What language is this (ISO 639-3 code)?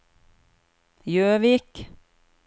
nor